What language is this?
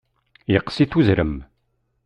Kabyle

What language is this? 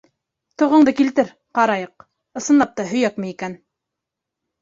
Bashkir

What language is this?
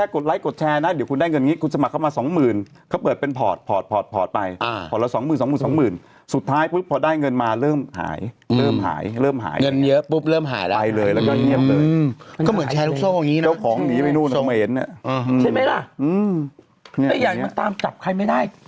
Thai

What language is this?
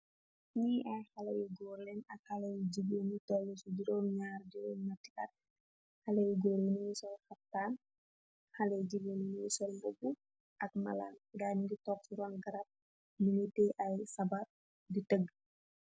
Wolof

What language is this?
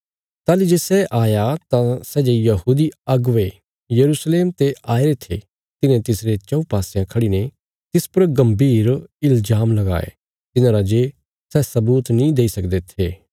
Bilaspuri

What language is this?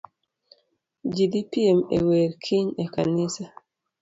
Luo (Kenya and Tanzania)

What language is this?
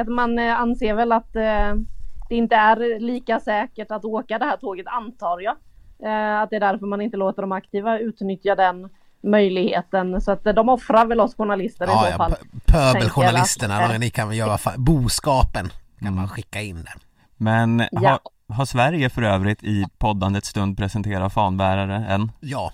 Swedish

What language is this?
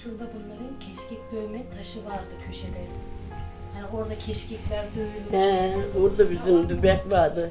Turkish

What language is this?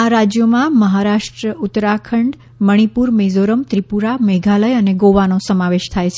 Gujarati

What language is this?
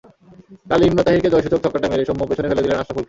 Bangla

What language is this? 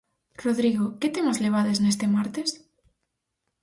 Galician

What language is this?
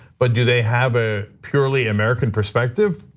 English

